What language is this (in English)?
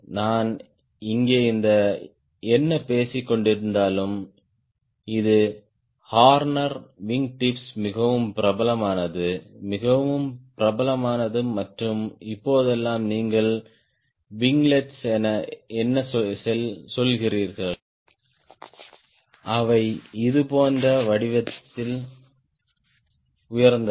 Tamil